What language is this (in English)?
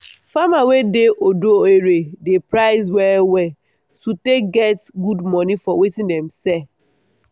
Nigerian Pidgin